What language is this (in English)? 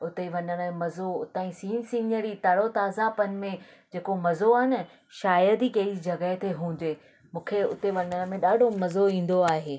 Sindhi